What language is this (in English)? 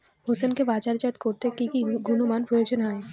Bangla